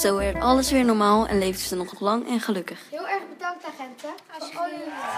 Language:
Dutch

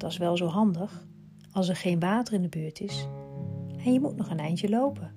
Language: Dutch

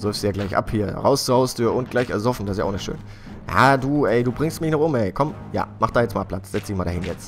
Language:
German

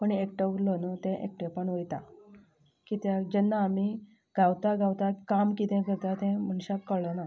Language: Konkani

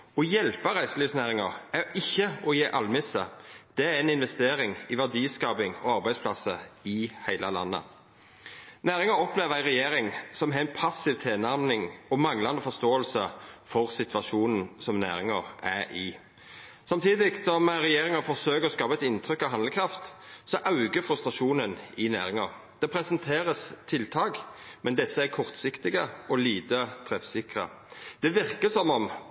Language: Norwegian Nynorsk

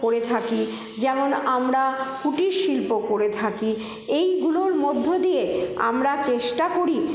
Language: Bangla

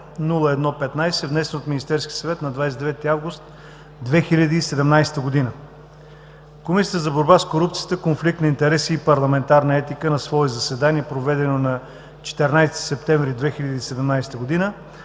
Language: Bulgarian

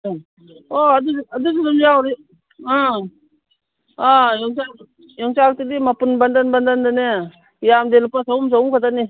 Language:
Manipuri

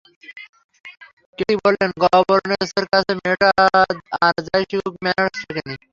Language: Bangla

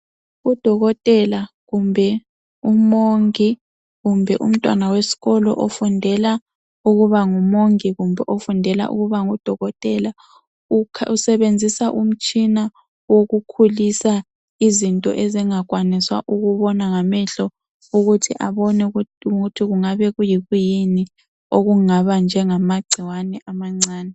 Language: North Ndebele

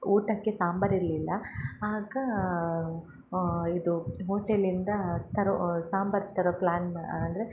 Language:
Kannada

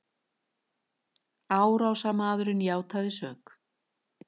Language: Icelandic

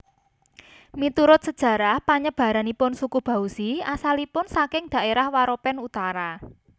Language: Javanese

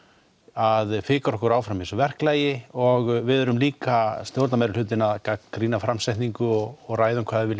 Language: Icelandic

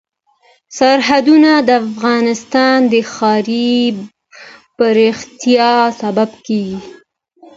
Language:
Pashto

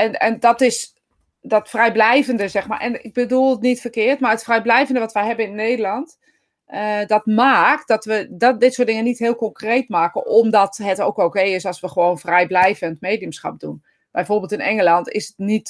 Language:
Dutch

